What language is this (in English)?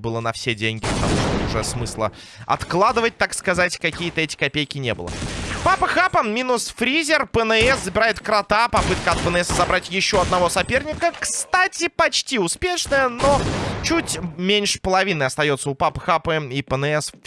Russian